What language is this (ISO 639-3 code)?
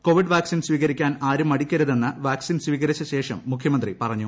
mal